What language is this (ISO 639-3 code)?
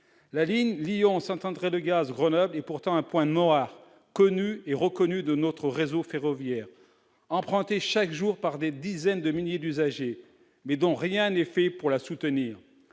fra